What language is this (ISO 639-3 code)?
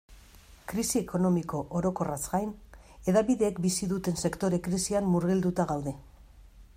eus